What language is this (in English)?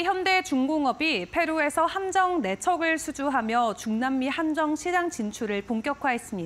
Korean